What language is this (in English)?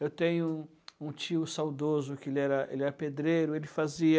Portuguese